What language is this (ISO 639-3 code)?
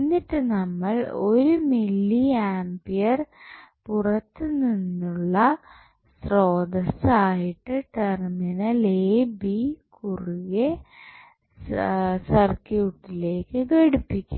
mal